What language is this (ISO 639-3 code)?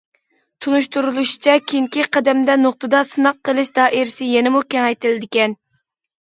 uig